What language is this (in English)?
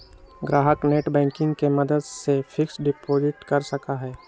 Magahi